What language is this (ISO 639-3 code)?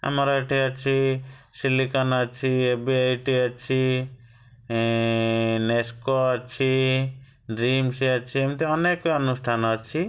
ori